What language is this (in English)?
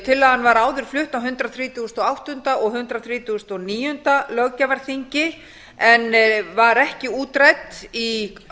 Icelandic